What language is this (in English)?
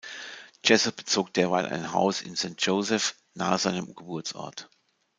German